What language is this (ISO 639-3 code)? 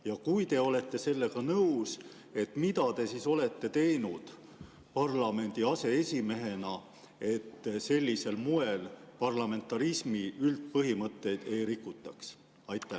est